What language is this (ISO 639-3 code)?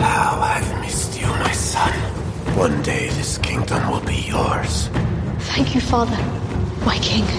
dan